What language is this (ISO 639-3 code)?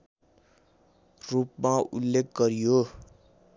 nep